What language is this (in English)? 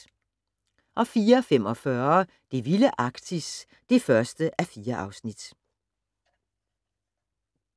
Danish